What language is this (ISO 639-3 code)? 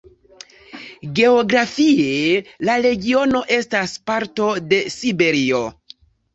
epo